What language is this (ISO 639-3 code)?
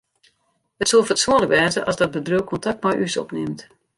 fry